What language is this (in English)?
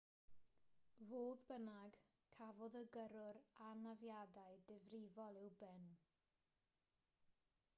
Welsh